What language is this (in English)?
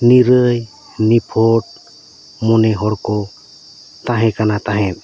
Santali